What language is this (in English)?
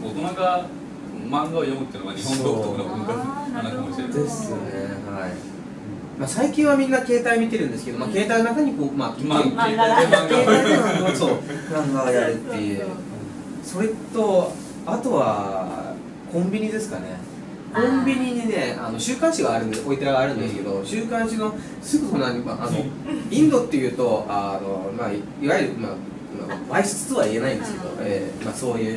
Japanese